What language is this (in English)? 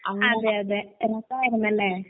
Malayalam